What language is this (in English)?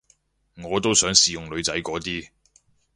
Cantonese